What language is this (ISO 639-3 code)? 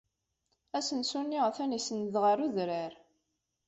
kab